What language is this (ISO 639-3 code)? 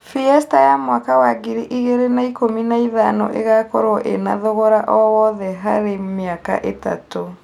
kik